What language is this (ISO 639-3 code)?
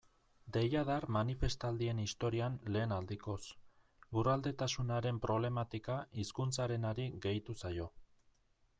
eus